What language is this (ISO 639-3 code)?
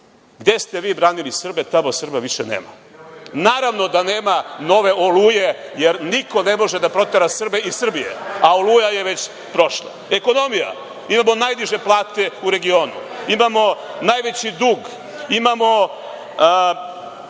srp